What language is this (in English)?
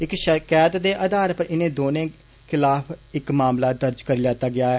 Dogri